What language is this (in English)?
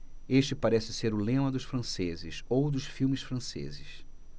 Portuguese